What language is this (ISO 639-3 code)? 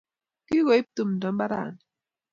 kln